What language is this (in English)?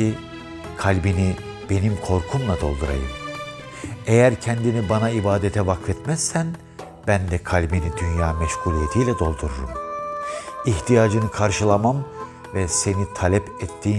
Turkish